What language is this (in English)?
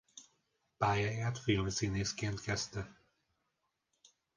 Hungarian